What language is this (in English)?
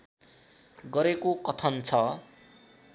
Nepali